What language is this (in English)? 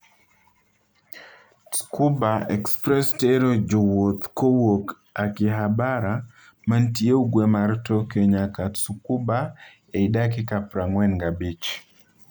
Luo (Kenya and Tanzania)